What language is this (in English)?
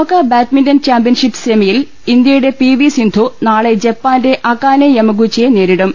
Malayalam